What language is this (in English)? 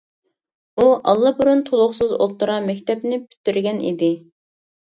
Uyghur